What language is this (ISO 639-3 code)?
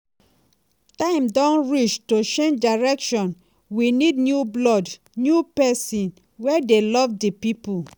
pcm